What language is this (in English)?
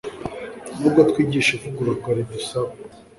Kinyarwanda